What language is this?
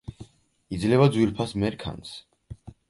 Georgian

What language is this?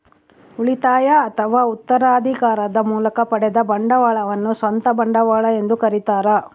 Kannada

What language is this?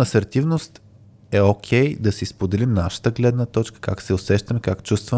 Bulgarian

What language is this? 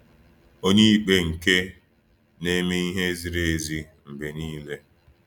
Igbo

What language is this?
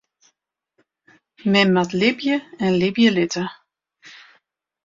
Western Frisian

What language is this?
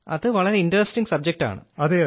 Malayalam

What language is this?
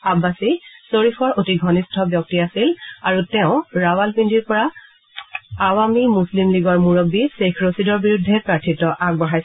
Assamese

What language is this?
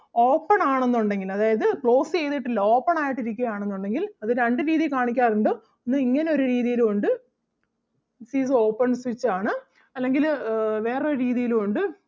Malayalam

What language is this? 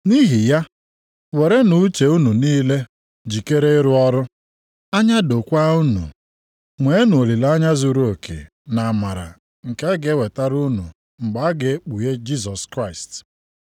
Igbo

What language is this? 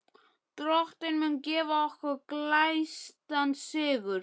Icelandic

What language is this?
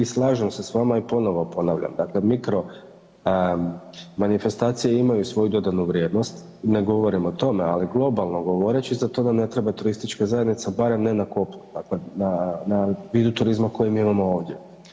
Croatian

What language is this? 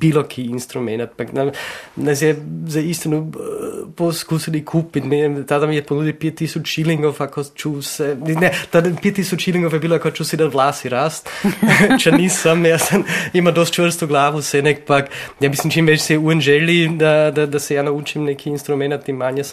Croatian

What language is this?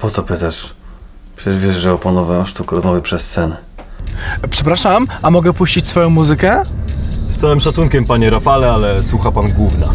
Polish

